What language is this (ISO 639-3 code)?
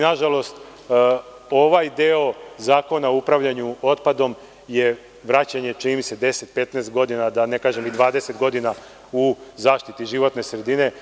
srp